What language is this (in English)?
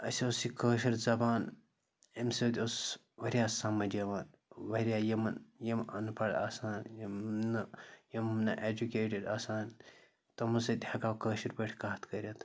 Kashmiri